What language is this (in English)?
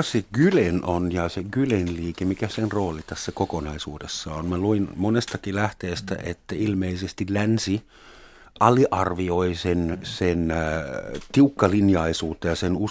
Finnish